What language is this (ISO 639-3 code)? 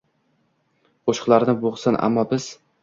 uzb